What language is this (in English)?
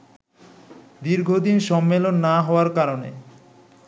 Bangla